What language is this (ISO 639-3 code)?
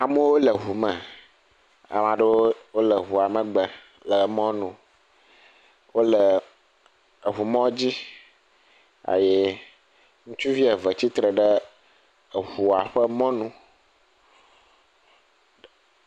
ewe